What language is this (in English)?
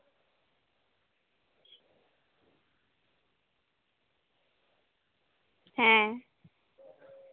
Santali